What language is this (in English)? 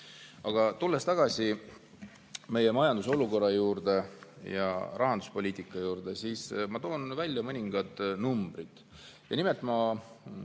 Estonian